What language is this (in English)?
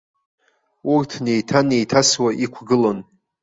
Abkhazian